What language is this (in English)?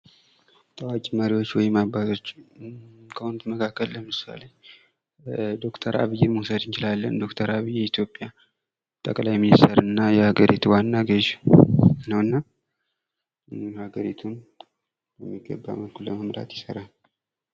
Amharic